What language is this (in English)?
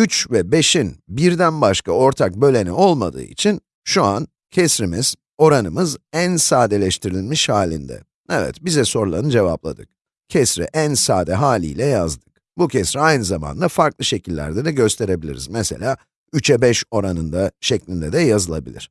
Turkish